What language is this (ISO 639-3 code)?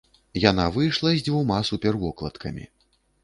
bel